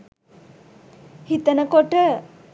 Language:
Sinhala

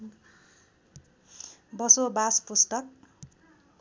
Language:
Nepali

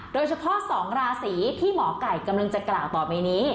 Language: Thai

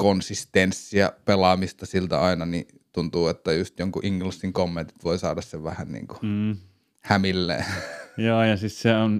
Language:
Finnish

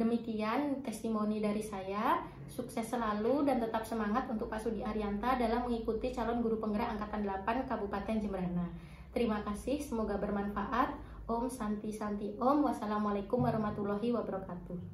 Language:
Indonesian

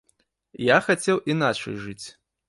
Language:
Belarusian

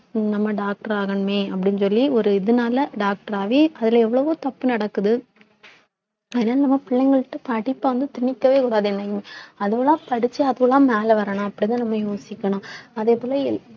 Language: Tamil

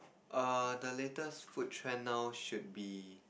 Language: English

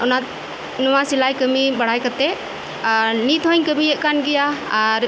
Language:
Santali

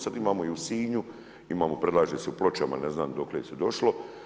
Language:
Croatian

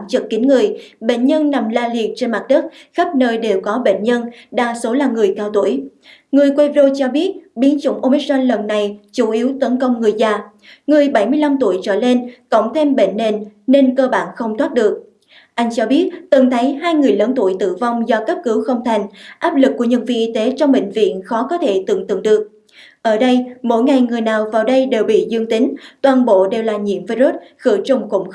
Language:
Vietnamese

